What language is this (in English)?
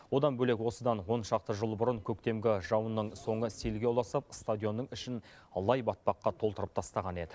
Kazakh